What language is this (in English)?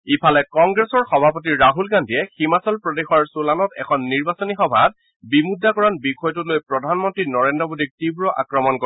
Assamese